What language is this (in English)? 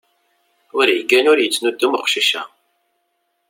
Kabyle